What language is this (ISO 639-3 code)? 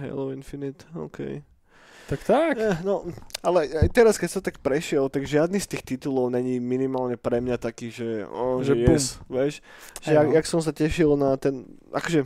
slk